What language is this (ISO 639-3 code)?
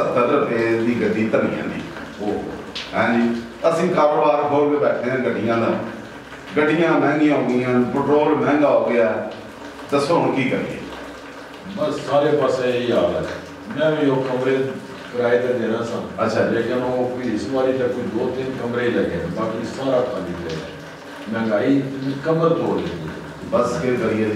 pan